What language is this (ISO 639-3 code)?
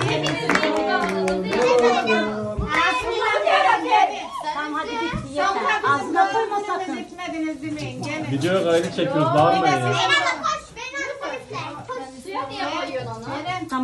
tur